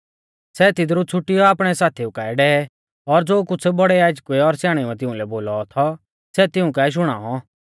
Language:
Mahasu Pahari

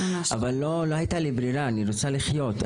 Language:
Hebrew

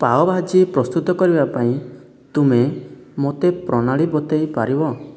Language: Odia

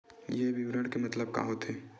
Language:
Chhattisgarhi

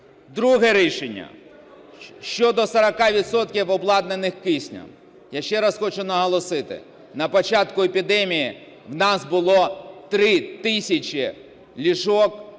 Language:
Ukrainian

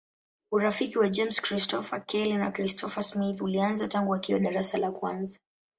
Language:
Swahili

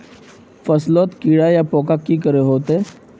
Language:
Magahi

